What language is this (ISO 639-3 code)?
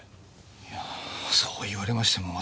jpn